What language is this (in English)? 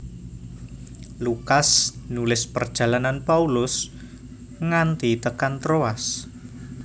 Javanese